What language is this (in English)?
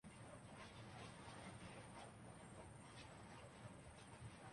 Urdu